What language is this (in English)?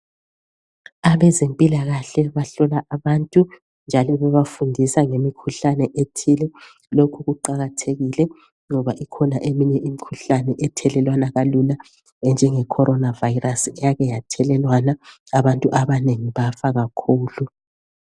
North Ndebele